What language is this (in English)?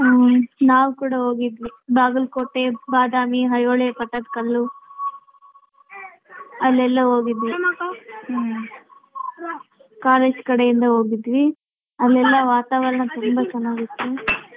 Kannada